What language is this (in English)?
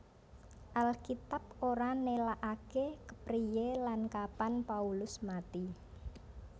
Javanese